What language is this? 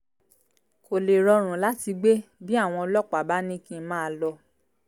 Yoruba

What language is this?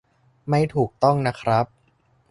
Thai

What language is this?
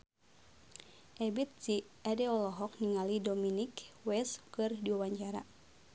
Sundanese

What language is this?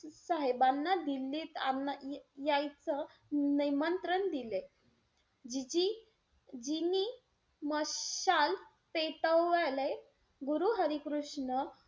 Marathi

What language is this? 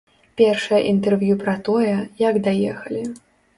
Belarusian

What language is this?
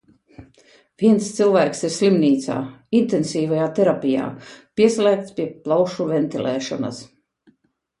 Latvian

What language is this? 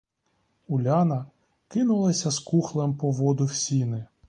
Ukrainian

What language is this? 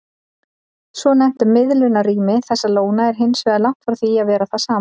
Icelandic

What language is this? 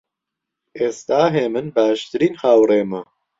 Central Kurdish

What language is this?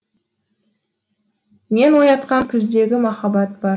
Kazakh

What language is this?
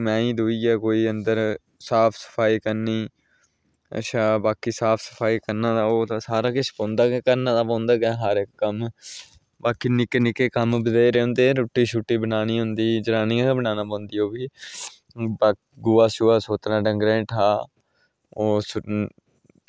Dogri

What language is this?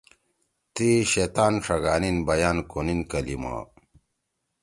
Torwali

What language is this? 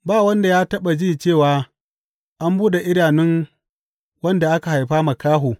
Hausa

